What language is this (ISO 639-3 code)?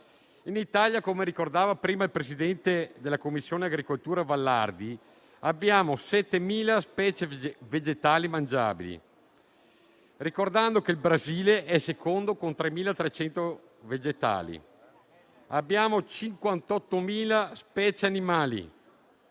ita